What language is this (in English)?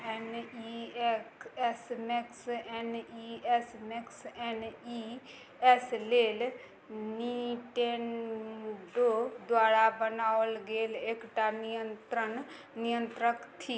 Maithili